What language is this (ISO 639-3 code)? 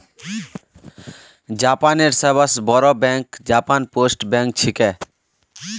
mag